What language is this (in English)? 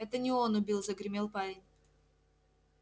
Russian